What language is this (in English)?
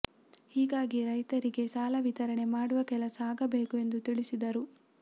Kannada